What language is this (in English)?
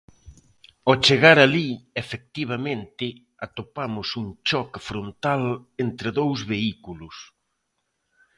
Galician